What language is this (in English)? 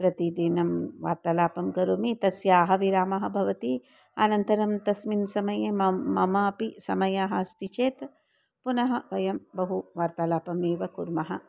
Sanskrit